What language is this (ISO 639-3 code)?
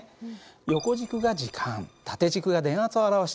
jpn